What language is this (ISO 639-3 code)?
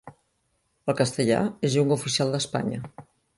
cat